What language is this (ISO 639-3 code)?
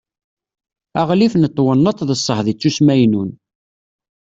kab